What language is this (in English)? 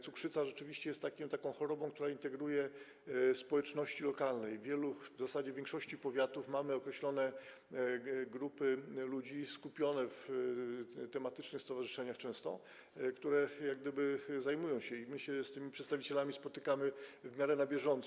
Polish